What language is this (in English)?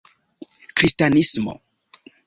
Esperanto